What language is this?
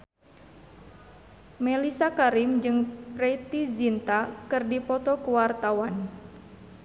Sundanese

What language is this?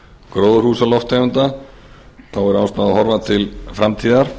Icelandic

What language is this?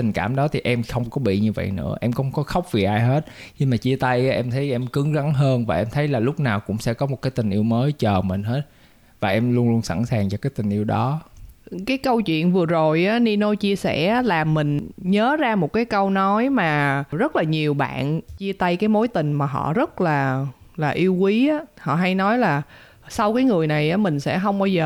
Vietnamese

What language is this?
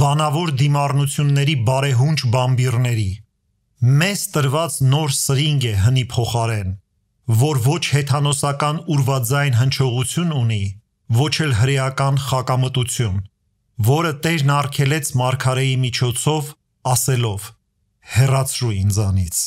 Romanian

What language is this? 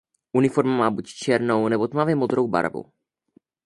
Czech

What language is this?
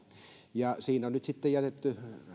Finnish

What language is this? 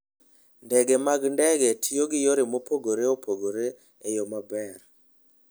Luo (Kenya and Tanzania)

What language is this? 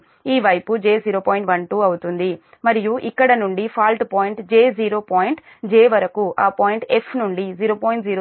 Telugu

